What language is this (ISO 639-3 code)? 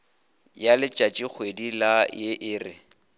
nso